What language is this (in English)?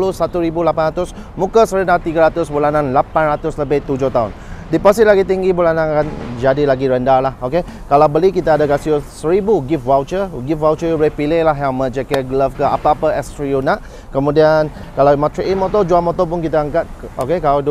Malay